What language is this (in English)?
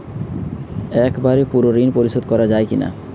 Bangla